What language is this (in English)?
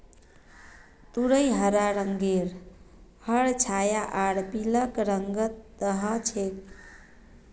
Magahi